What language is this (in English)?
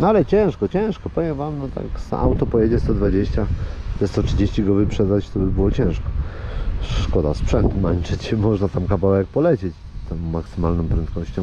Polish